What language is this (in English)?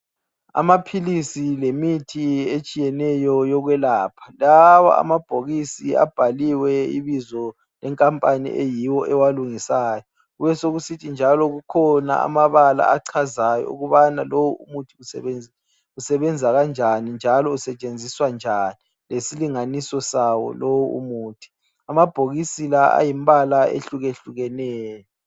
North Ndebele